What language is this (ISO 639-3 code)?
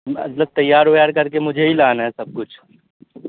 urd